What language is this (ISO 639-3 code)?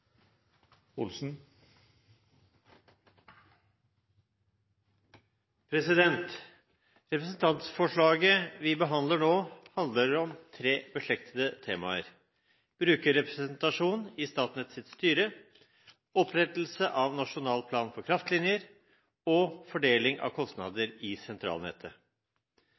nob